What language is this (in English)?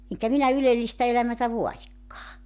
Finnish